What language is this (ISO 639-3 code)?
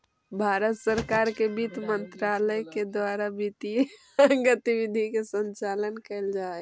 mag